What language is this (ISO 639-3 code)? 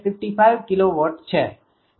guj